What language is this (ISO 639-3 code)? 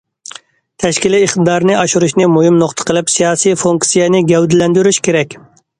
uig